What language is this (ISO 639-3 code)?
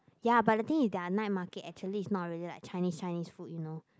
eng